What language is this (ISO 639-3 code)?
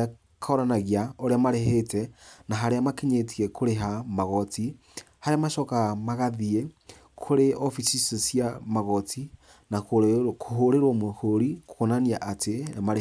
kik